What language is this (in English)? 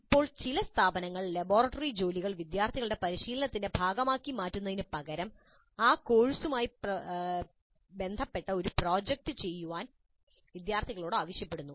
Malayalam